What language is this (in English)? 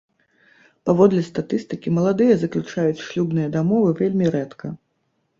Belarusian